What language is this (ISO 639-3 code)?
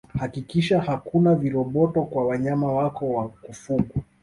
swa